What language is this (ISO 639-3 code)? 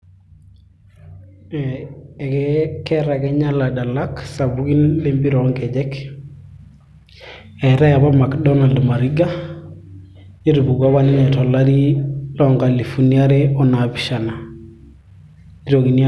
mas